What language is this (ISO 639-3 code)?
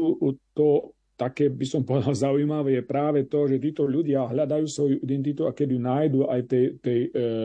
slk